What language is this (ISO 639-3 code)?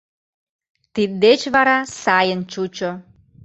chm